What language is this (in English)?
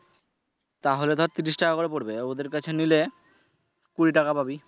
Bangla